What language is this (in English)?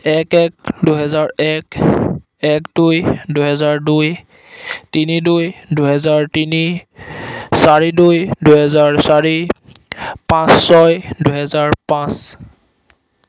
Assamese